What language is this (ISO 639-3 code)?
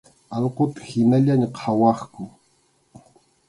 qxu